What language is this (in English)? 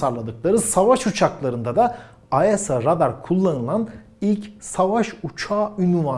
Turkish